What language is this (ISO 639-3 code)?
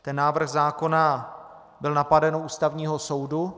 ces